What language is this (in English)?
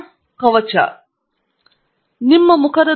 Kannada